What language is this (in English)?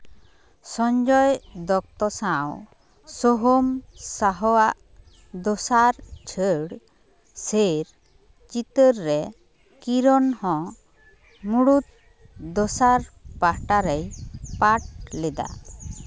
Santali